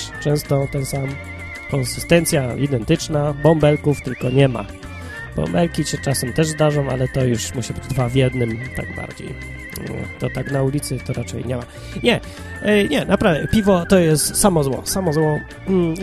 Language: Polish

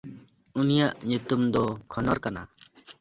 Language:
Santali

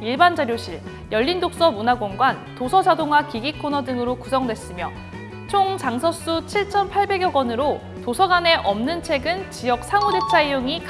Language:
Korean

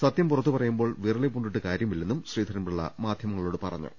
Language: Malayalam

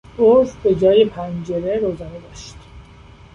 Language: Persian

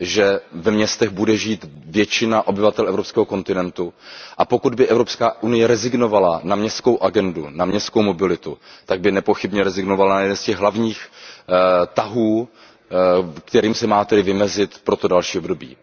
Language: Czech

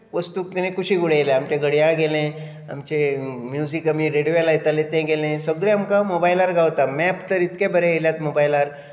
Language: Konkani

